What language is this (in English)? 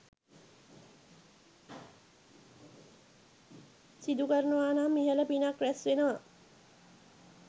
Sinhala